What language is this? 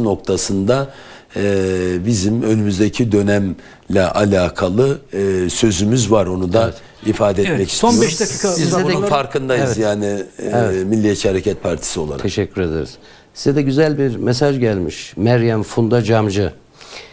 Turkish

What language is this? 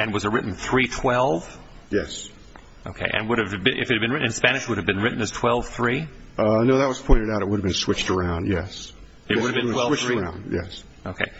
English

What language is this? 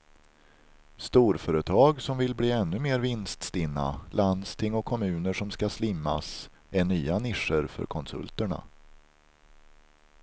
Swedish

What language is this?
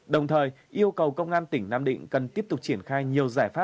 Vietnamese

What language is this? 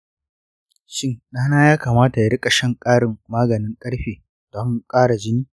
Hausa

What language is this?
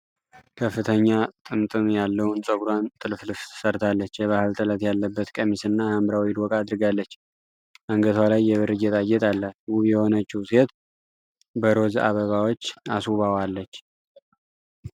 Amharic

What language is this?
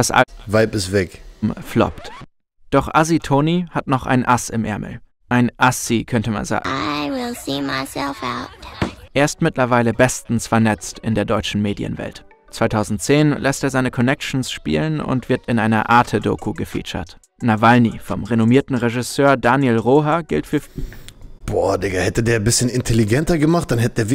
German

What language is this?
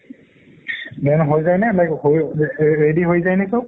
Assamese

